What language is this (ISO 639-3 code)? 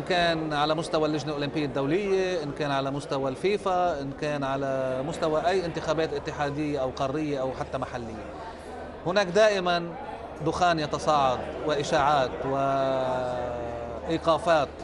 ara